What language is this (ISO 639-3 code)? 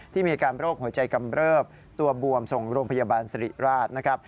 tha